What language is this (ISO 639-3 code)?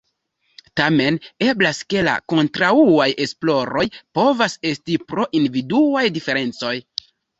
epo